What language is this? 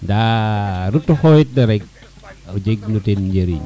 Serer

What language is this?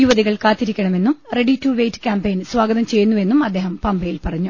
Malayalam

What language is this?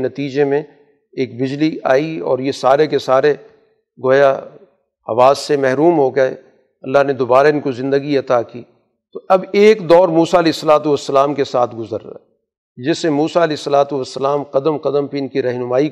Urdu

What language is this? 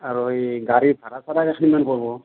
Assamese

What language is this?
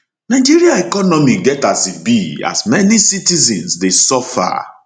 Nigerian Pidgin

